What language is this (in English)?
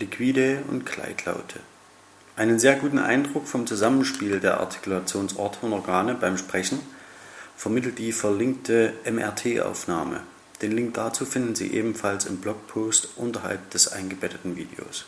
German